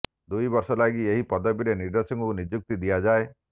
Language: Odia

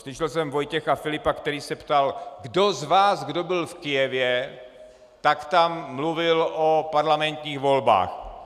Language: Czech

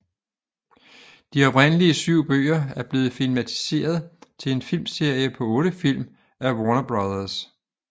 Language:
Danish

